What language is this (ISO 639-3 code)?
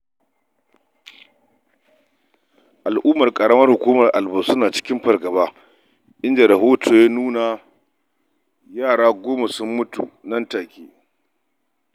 hau